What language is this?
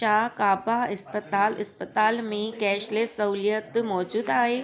Sindhi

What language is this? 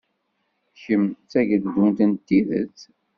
Kabyle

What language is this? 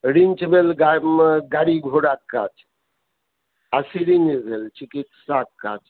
Maithili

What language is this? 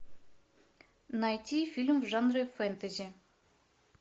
Russian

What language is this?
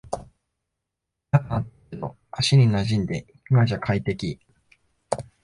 Japanese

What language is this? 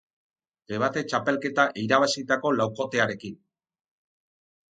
Basque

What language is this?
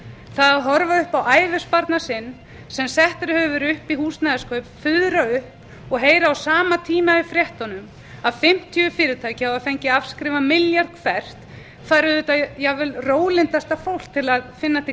Icelandic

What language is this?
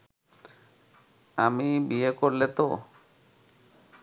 Bangla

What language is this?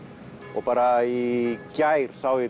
Icelandic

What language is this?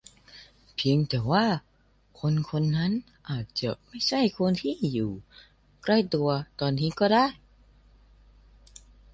Thai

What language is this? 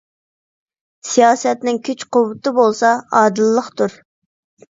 Uyghur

